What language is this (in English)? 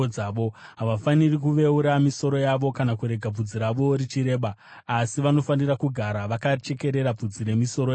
Shona